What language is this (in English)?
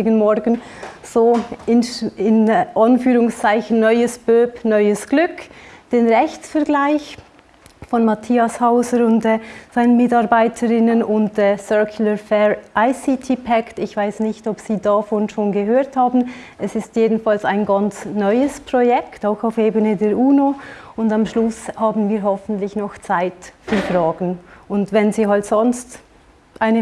German